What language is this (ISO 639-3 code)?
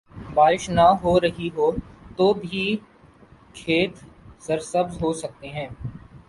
urd